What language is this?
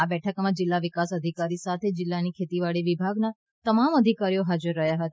Gujarati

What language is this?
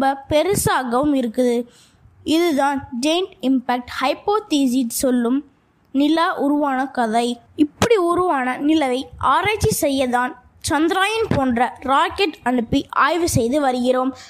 Tamil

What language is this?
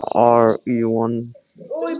Icelandic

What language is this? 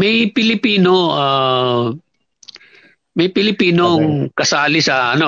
Filipino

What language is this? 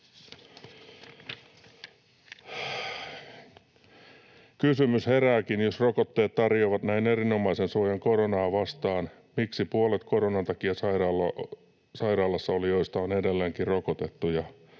Finnish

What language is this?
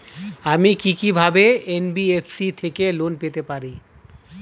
Bangla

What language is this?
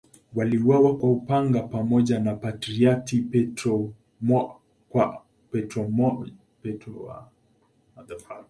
Swahili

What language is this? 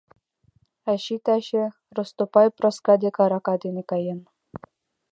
Mari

